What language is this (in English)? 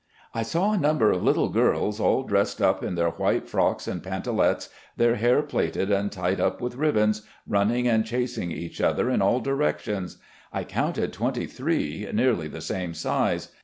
English